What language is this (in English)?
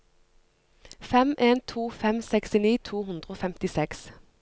Norwegian